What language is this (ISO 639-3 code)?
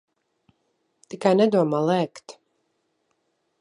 lav